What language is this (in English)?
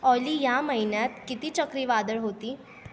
Marathi